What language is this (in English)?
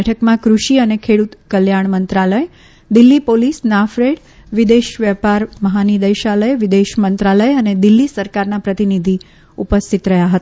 Gujarati